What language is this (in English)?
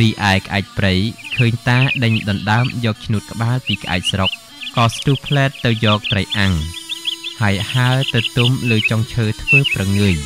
Thai